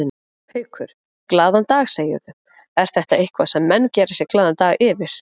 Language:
Icelandic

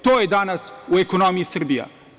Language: Serbian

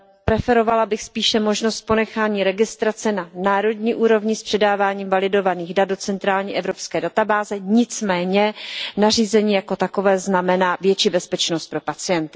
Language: Czech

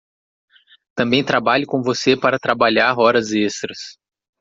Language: Portuguese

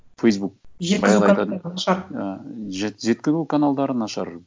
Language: Kazakh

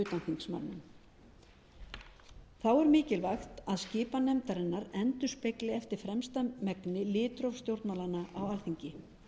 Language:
Icelandic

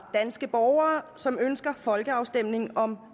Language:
Danish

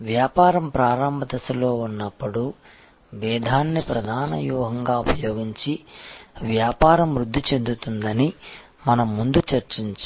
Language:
Telugu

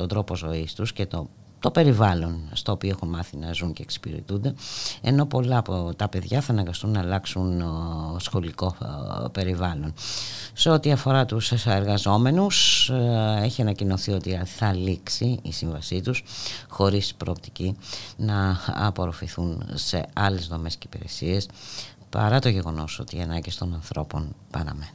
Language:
Greek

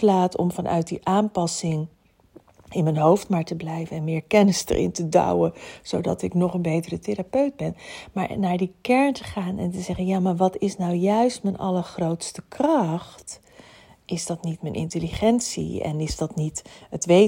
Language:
Dutch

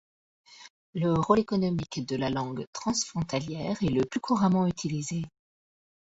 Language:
French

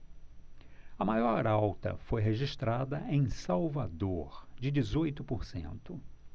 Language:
Portuguese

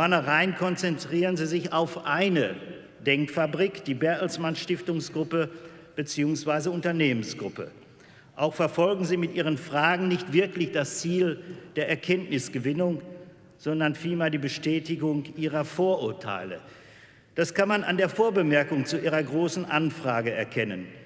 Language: German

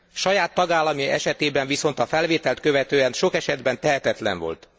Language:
Hungarian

